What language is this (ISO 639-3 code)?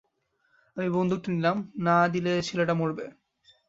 ben